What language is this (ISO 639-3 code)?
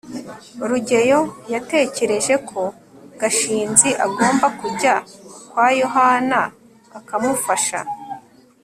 kin